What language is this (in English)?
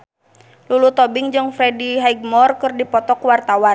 Sundanese